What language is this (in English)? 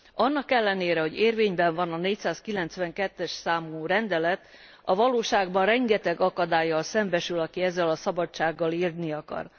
Hungarian